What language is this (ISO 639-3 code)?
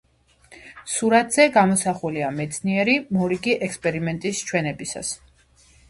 kat